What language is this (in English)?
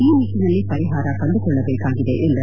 Kannada